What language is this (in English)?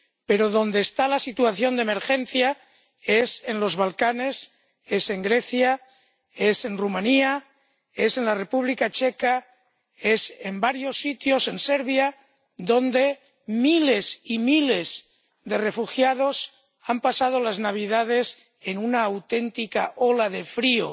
Spanish